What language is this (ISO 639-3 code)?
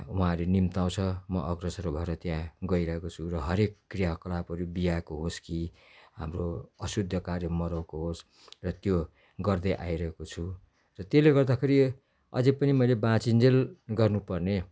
nep